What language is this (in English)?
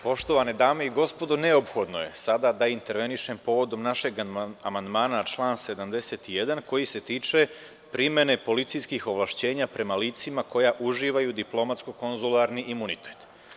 Serbian